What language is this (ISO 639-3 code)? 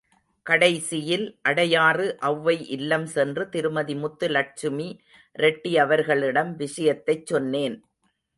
tam